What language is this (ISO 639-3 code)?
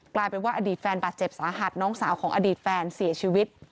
tha